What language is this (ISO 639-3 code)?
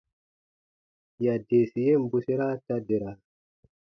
bba